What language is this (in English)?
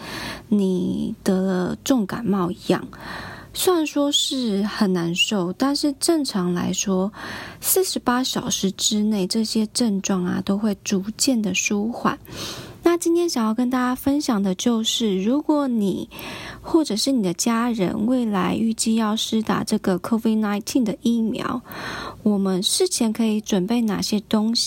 Chinese